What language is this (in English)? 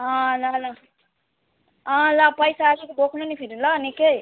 Nepali